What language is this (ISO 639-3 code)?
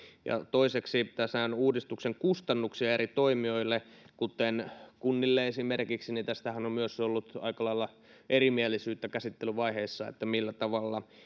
fin